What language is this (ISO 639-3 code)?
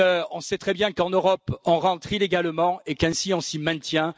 fra